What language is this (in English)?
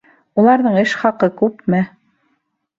Bashkir